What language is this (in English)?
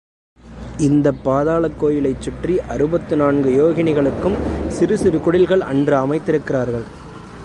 Tamil